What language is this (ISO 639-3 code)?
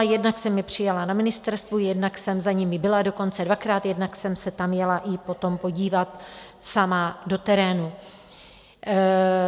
ces